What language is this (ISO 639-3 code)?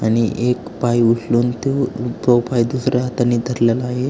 mar